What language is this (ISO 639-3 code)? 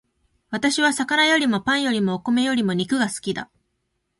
jpn